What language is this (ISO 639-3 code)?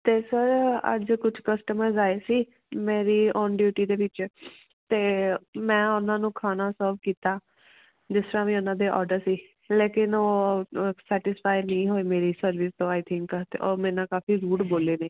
pan